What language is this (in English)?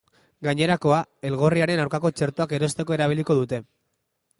Basque